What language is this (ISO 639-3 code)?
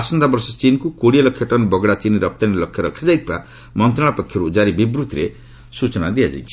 ori